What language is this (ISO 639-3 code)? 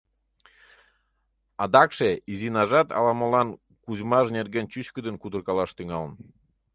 chm